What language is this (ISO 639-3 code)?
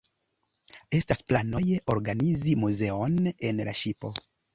epo